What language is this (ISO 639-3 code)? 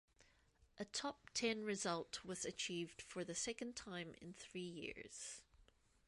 eng